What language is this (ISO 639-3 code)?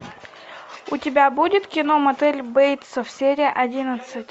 rus